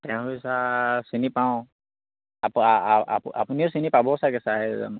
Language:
Assamese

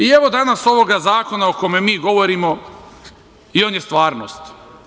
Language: Serbian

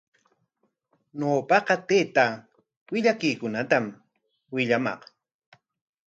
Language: Corongo Ancash Quechua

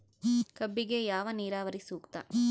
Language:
Kannada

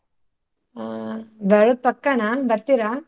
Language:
Kannada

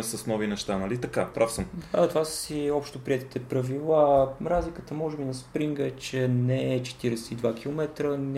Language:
Bulgarian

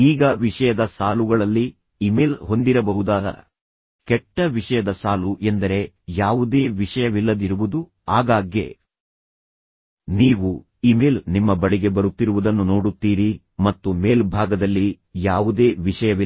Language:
Kannada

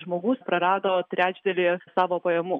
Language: Lithuanian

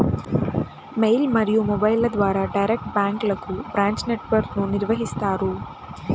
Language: Telugu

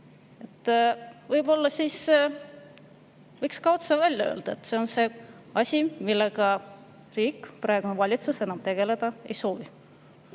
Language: Estonian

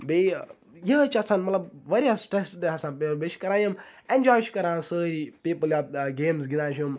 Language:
Kashmiri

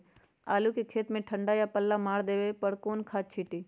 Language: Magahi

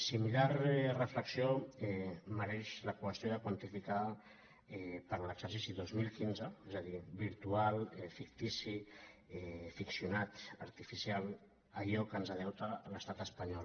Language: Catalan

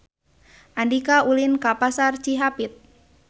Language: Sundanese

